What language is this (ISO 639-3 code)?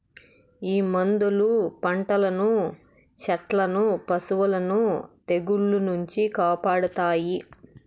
tel